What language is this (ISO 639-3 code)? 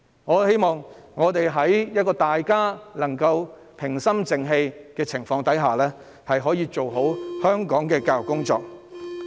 yue